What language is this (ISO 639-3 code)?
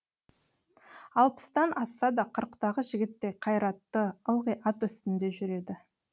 kaz